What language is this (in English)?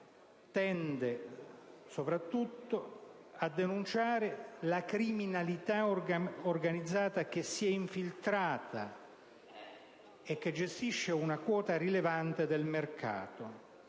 Italian